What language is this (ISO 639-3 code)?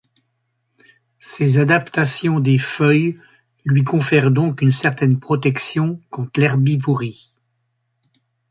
fra